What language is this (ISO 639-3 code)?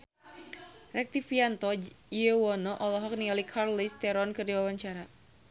sun